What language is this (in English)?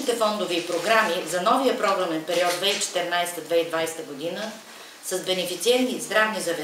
Bulgarian